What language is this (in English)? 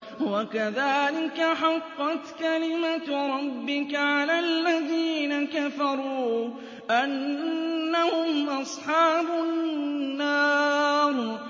Arabic